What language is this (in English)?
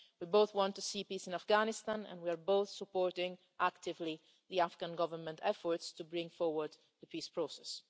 English